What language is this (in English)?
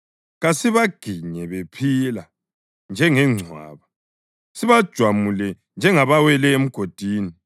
North Ndebele